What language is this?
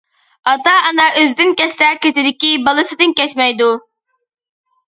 Uyghur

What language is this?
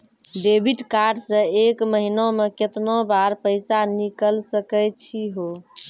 Maithili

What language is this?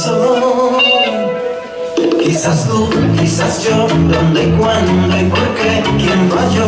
Korean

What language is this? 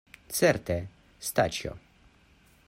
Esperanto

